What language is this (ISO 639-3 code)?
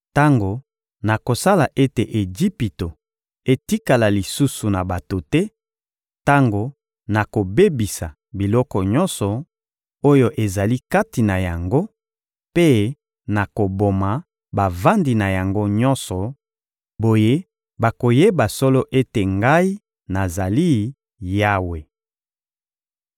lin